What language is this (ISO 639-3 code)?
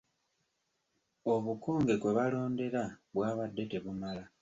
lug